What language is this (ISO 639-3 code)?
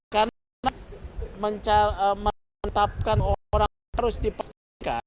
ind